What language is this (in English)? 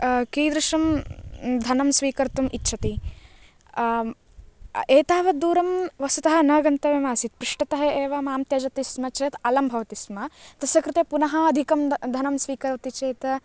Sanskrit